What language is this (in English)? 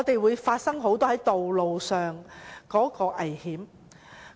Cantonese